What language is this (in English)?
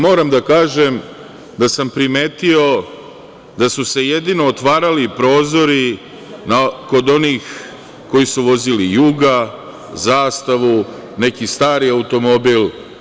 Serbian